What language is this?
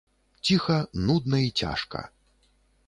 Belarusian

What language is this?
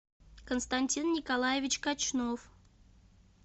Russian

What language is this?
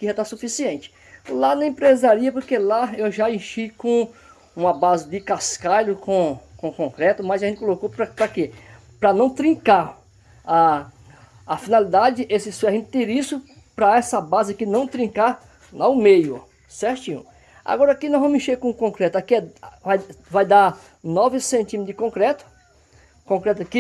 Portuguese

